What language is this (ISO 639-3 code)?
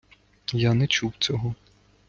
ukr